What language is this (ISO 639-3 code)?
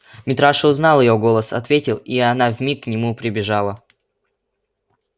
rus